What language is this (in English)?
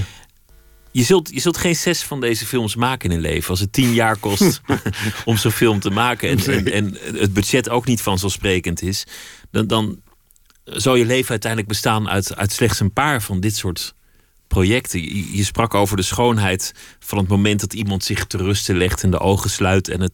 Dutch